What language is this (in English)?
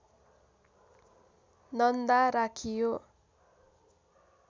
Nepali